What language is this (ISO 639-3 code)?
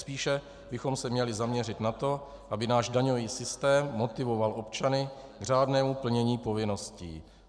ces